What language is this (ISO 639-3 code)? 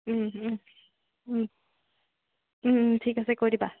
asm